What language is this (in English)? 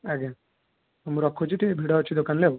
Odia